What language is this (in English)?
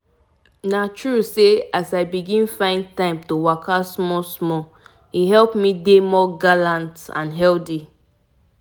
Nigerian Pidgin